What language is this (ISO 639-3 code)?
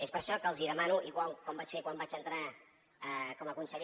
cat